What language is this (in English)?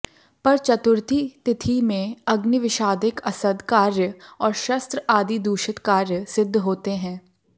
Hindi